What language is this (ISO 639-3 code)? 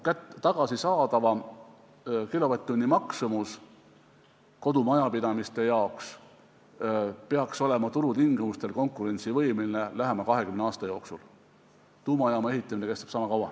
est